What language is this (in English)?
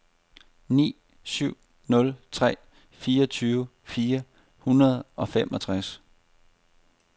Danish